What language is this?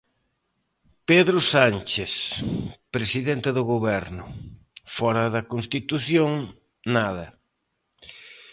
Galician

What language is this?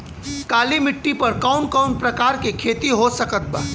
Bhojpuri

